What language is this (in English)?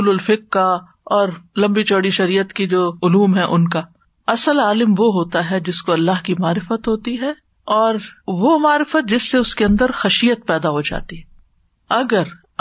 Urdu